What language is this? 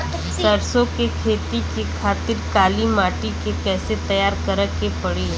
Bhojpuri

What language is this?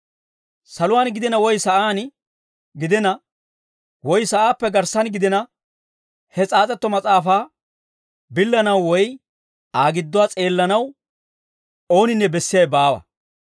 Dawro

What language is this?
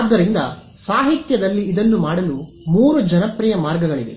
Kannada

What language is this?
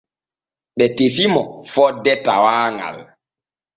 Borgu Fulfulde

